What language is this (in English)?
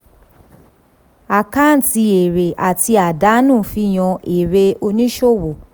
Yoruba